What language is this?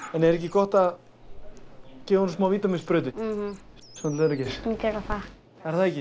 Icelandic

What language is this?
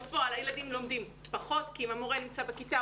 Hebrew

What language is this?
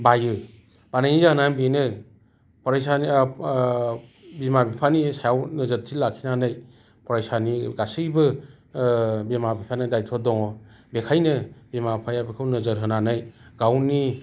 Bodo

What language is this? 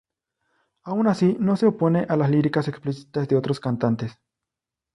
Spanish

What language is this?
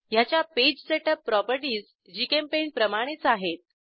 Marathi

